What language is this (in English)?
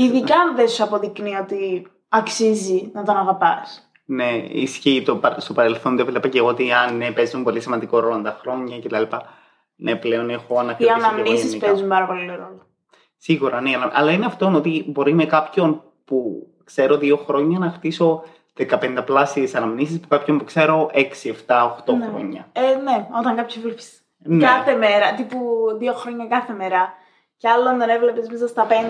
Greek